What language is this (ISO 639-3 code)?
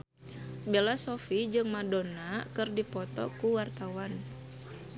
sun